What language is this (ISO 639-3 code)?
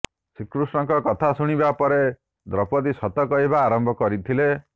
ori